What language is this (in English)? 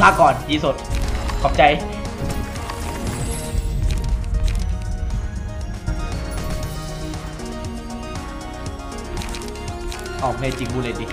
Thai